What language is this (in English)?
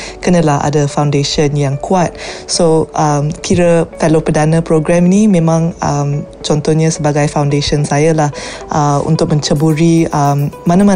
Malay